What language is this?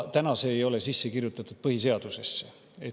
Estonian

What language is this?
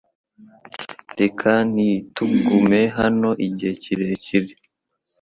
Kinyarwanda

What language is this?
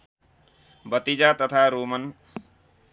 Nepali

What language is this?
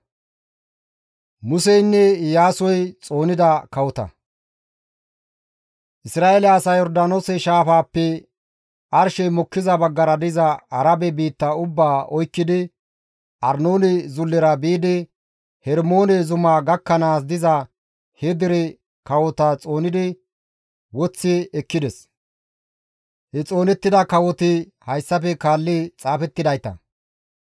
Gamo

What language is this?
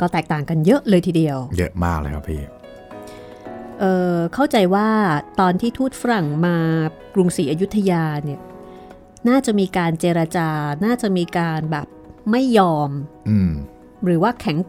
Thai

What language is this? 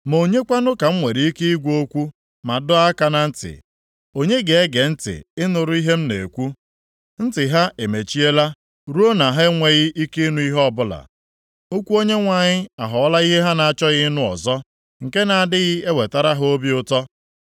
Igbo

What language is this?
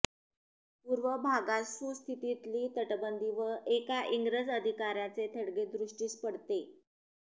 Marathi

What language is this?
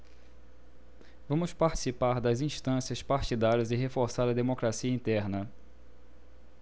Portuguese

